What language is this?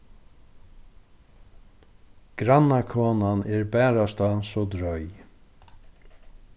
Faroese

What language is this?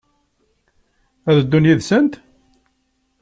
Kabyle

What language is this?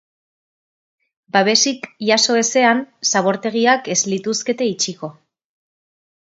Basque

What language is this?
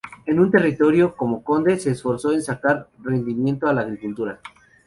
Spanish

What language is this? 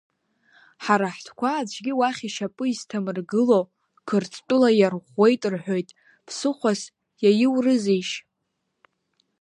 Abkhazian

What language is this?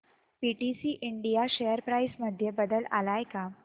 Marathi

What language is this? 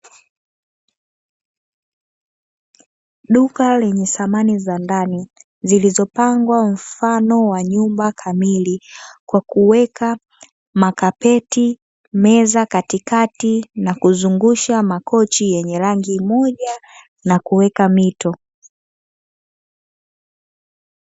Swahili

